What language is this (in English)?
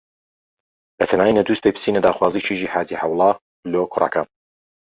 Central Kurdish